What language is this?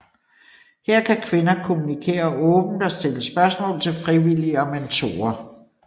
Danish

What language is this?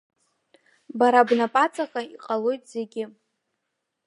Abkhazian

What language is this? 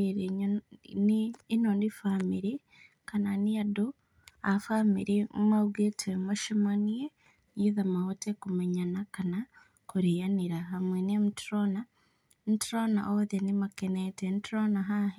Kikuyu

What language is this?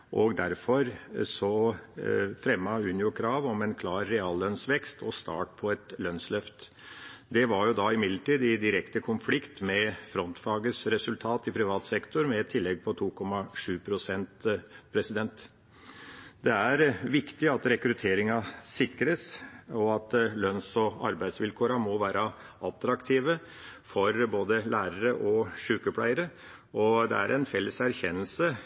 Norwegian Bokmål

